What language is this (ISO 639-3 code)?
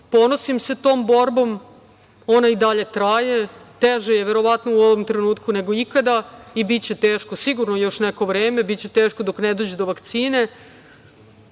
srp